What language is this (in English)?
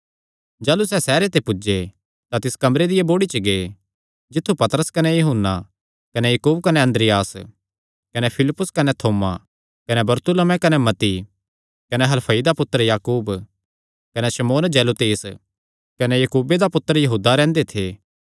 Kangri